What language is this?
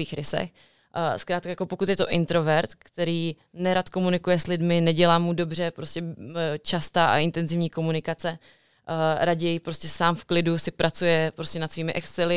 Czech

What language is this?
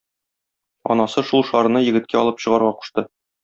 Tatar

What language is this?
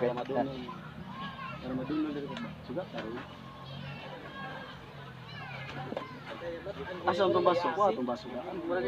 Dutch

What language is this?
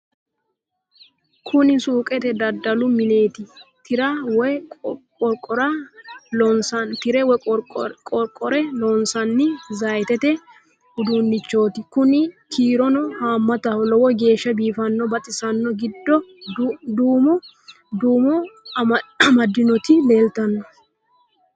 Sidamo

